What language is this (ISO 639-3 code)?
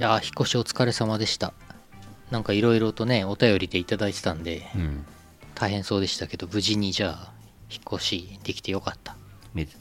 jpn